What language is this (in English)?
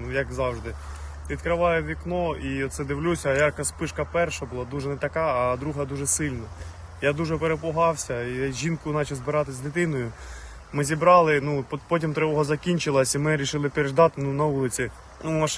Ukrainian